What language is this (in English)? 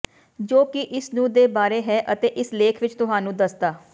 Punjabi